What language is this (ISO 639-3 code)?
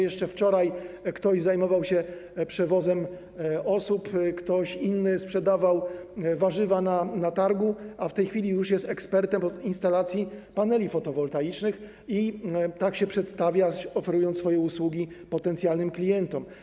pol